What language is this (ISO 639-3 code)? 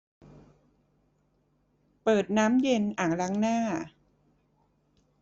tha